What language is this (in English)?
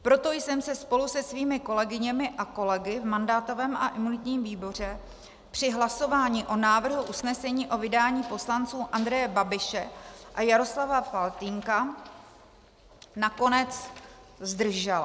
Czech